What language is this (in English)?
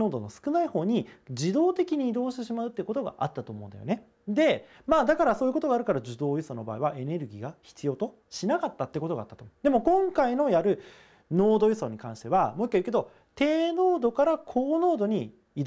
Japanese